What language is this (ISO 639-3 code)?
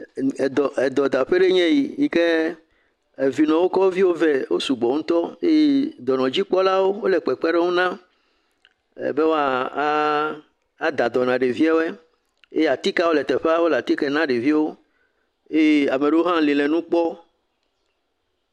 ewe